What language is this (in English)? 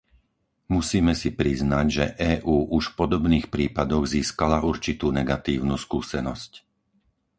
Slovak